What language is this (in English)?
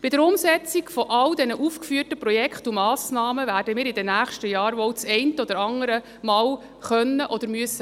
Swiss German